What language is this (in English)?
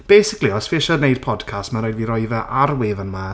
Welsh